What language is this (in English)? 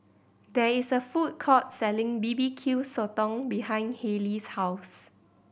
English